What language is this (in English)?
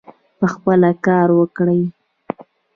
Pashto